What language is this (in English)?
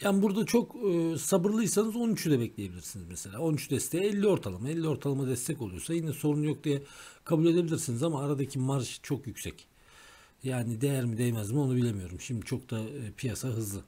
Turkish